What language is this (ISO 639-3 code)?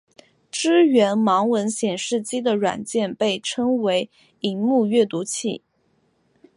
zho